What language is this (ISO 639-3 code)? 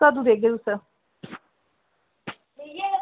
doi